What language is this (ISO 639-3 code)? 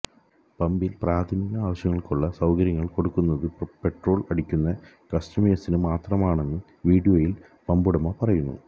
mal